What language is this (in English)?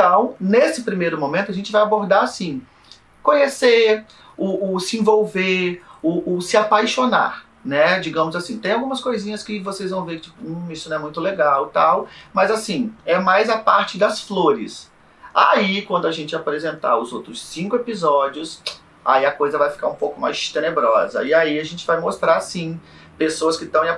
Portuguese